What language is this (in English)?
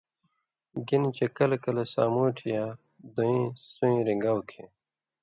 Indus Kohistani